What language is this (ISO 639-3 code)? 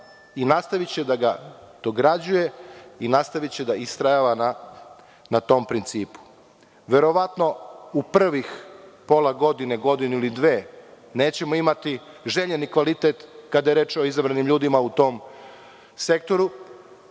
srp